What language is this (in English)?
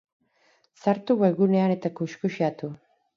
Basque